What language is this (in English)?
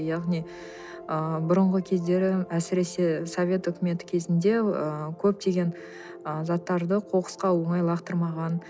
Kazakh